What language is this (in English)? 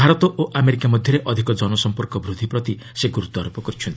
Odia